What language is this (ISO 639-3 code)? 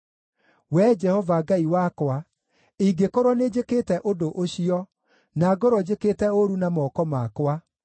kik